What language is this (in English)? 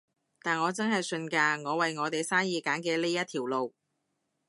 Cantonese